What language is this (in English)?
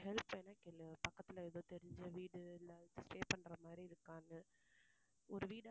Tamil